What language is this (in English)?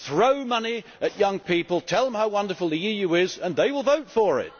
English